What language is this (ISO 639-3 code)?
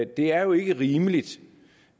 dan